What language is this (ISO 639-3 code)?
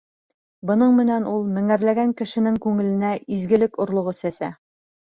bak